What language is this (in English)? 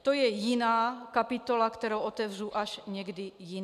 Czech